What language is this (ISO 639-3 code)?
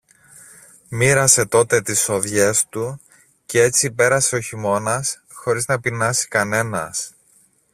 ell